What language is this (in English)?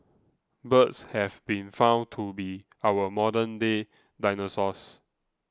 English